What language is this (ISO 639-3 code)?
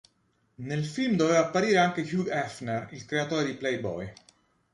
ita